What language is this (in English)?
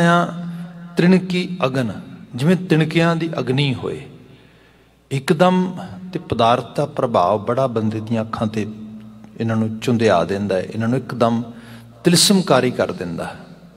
Hindi